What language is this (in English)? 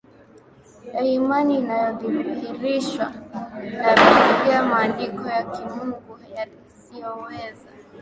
Swahili